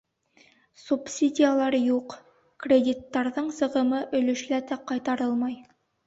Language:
Bashkir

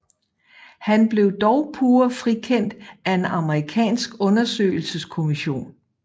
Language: Danish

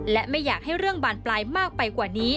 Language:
Thai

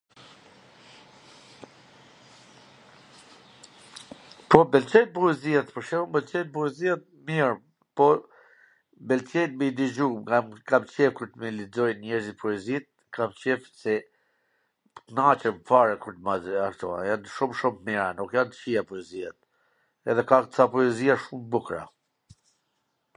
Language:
Gheg Albanian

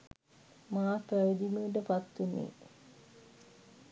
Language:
Sinhala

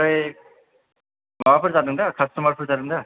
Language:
Bodo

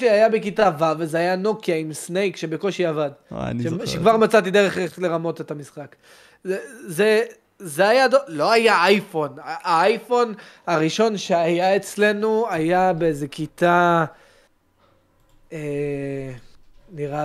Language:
Hebrew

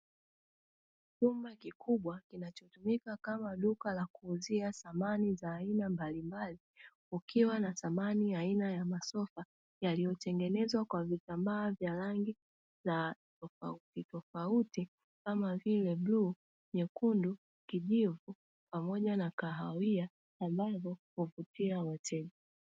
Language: Swahili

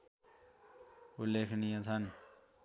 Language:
Nepali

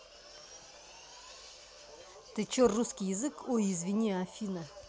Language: Russian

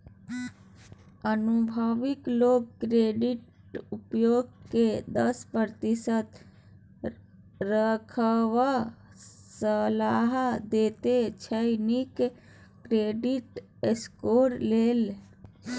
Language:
Maithili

